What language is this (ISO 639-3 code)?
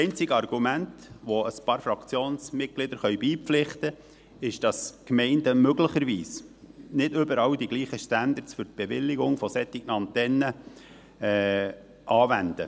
gsw